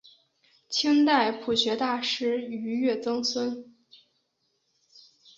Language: Chinese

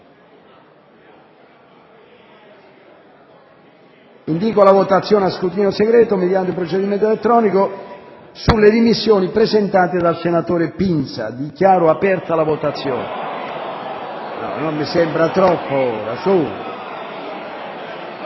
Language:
Italian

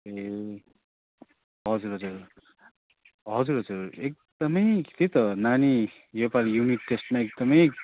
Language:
Nepali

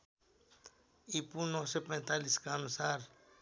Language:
Nepali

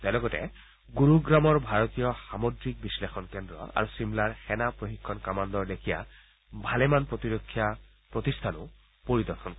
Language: Assamese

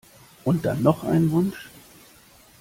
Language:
German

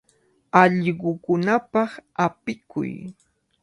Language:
Cajatambo North Lima Quechua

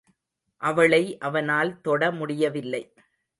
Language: Tamil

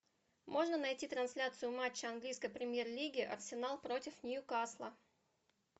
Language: Russian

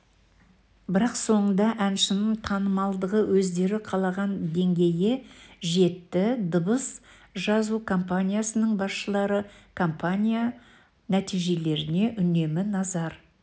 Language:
Kazakh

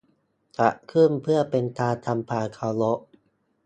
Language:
Thai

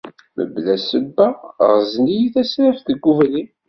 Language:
Kabyle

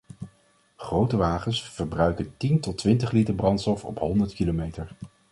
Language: Dutch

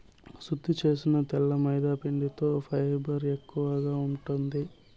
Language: Telugu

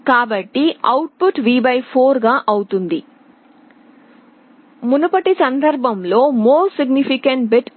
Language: Telugu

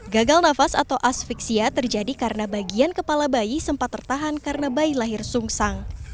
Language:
Indonesian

